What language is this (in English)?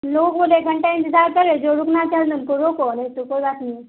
Urdu